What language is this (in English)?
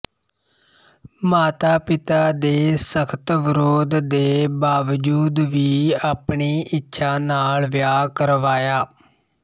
Punjabi